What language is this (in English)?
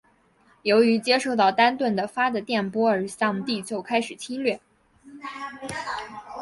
Chinese